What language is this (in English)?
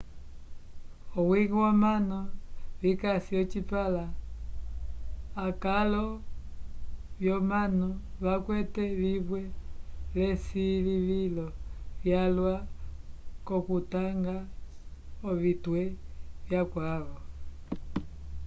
Umbundu